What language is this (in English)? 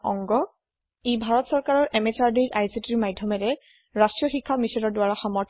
Assamese